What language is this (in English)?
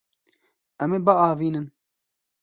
Kurdish